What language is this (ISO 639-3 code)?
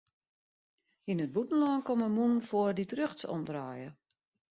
fry